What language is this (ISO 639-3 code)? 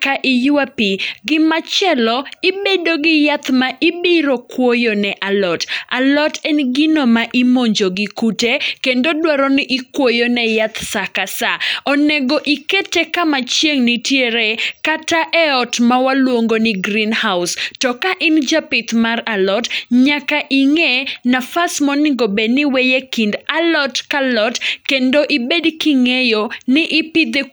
luo